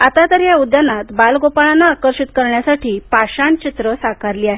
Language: Marathi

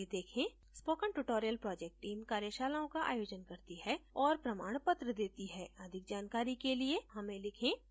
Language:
Hindi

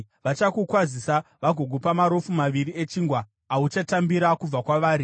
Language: Shona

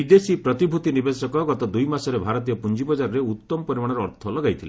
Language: Odia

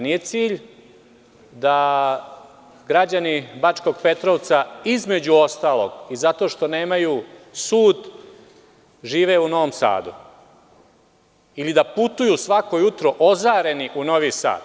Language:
Serbian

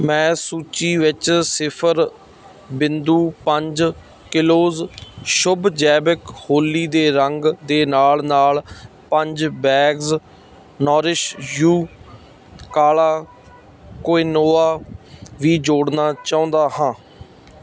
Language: Punjabi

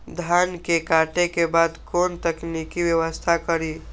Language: Maithili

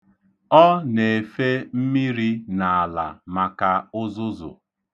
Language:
Igbo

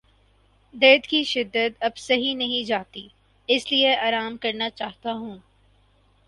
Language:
Urdu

